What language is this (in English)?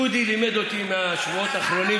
Hebrew